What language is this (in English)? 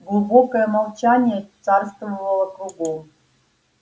Russian